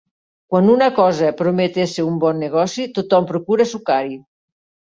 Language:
Catalan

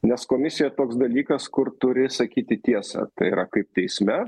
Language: Lithuanian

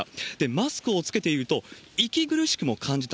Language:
Japanese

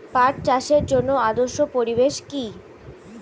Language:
Bangla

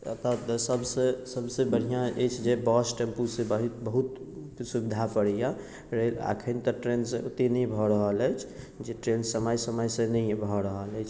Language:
Maithili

